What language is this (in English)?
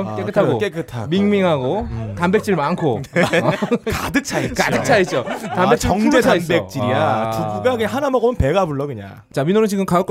Korean